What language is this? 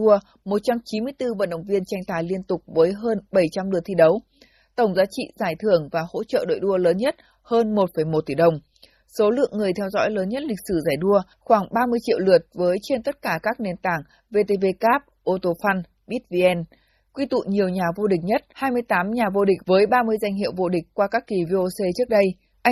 Vietnamese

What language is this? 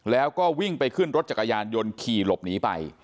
Thai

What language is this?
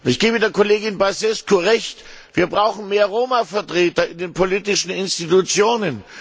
German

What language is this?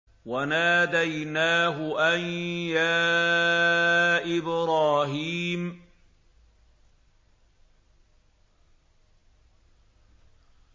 Arabic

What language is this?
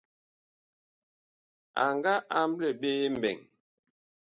Bakoko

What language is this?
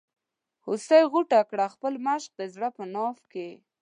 Pashto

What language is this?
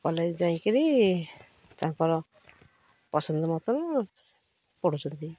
Odia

